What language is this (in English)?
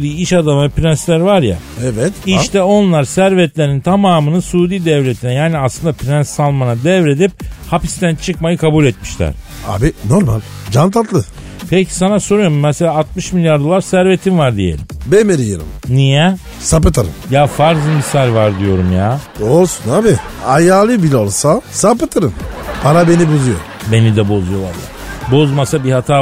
Turkish